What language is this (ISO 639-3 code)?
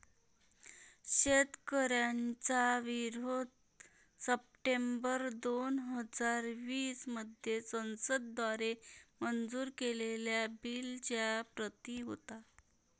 mar